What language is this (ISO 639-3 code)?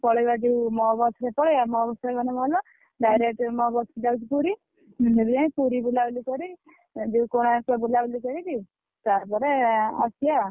ori